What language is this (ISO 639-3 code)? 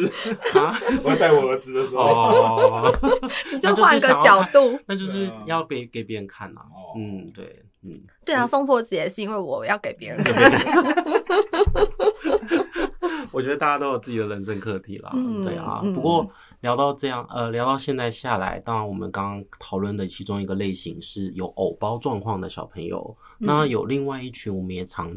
zho